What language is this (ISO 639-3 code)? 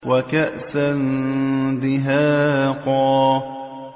ara